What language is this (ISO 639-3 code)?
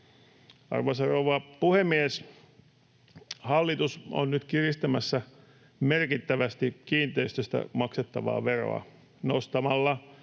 fin